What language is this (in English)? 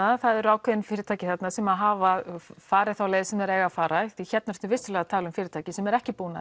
Icelandic